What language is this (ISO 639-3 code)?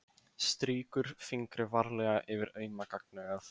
isl